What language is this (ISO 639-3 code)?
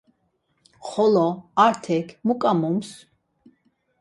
lzz